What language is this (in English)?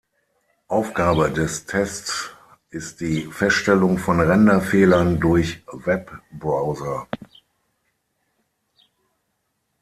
German